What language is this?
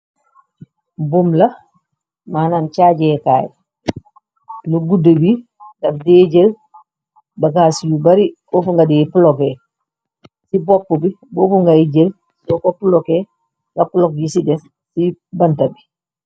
Wolof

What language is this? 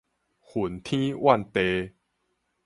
Min Nan Chinese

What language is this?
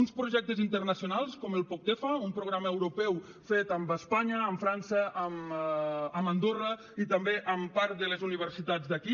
Catalan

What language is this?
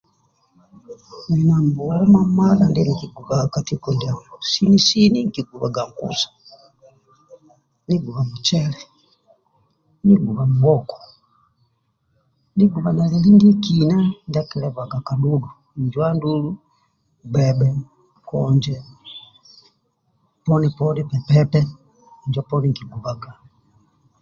Amba (Uganda)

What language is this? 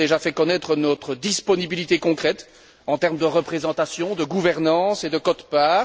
French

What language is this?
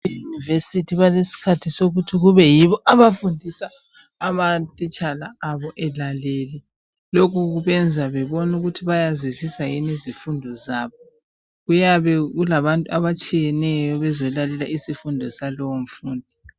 North Ndebele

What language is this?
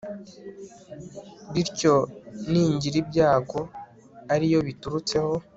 Kinyarwanda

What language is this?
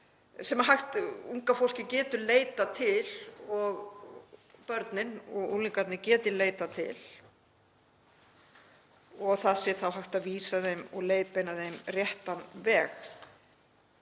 Icelandic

